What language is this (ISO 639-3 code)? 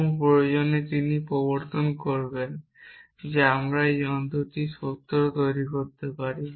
ben